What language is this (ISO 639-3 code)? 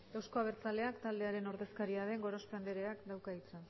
eus